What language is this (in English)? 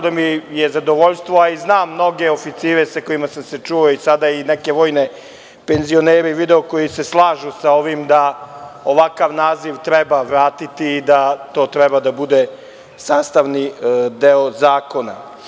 Serbian